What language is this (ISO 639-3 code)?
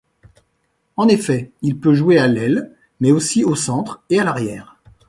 fra